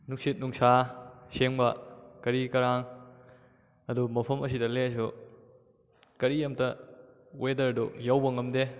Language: Manipuri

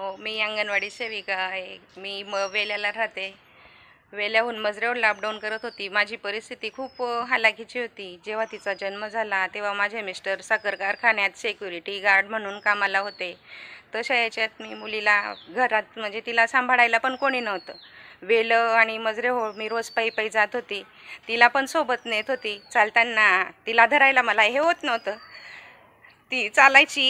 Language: Romanian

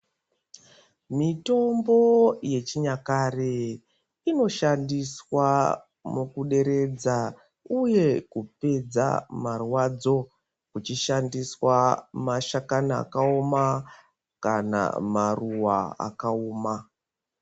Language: Ndau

